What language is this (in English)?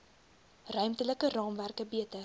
Afrikaans